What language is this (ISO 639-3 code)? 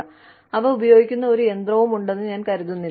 mal